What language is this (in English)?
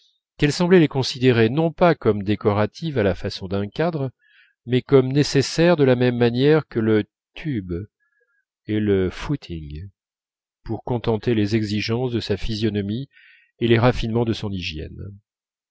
French